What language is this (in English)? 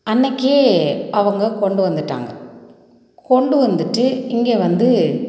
Tamil